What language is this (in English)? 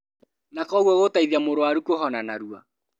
Kikuyu